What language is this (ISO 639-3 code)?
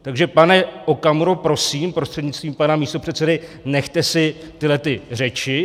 ces